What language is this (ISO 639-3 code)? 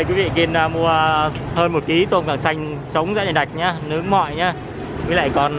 vie